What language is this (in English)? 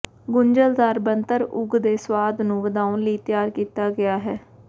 Punjabi